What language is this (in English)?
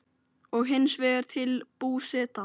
Icelandic